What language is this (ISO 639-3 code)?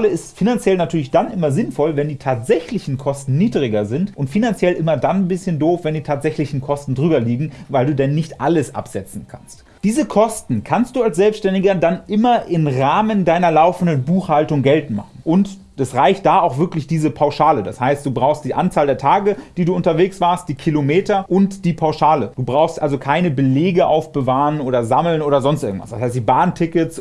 deu